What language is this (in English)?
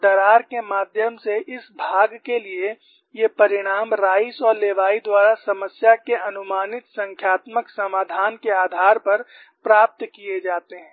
Hindi